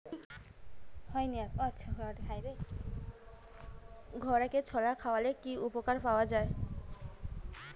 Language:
Bangla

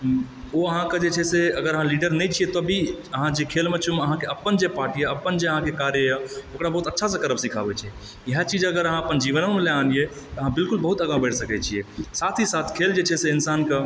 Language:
Maithili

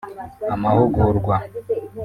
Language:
Kinyarwanda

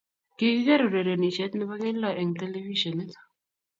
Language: Kalenjin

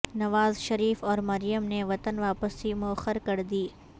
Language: Urdu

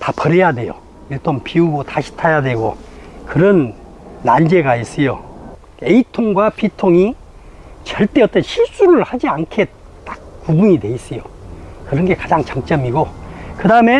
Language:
Korean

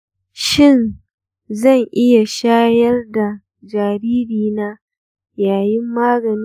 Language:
Hausa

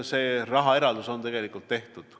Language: Estonian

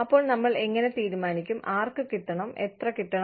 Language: Malayalam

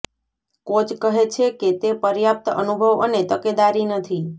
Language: Gujarati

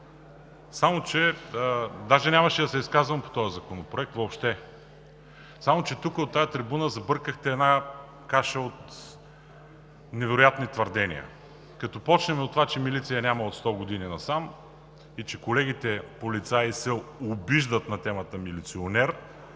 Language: Bulgarian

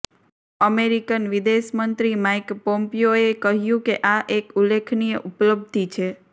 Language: Gujarati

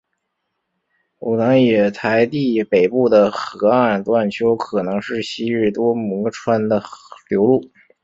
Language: Chinese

